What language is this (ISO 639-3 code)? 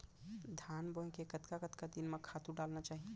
hne